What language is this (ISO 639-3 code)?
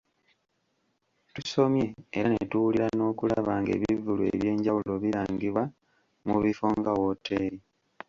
lug